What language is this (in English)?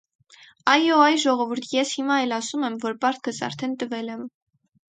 Armenian